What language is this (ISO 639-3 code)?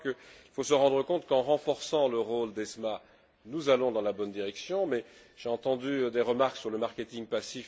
fra